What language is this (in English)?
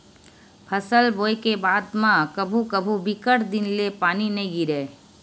Chhattisgarhi